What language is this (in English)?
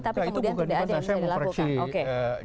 Indonesian